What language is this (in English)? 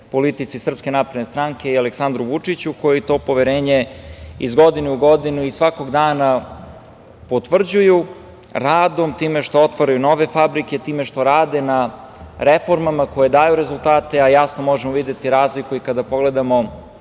Serbian